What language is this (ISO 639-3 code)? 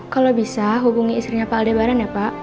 ind